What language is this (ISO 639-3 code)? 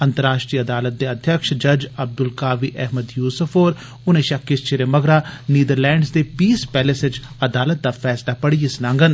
doi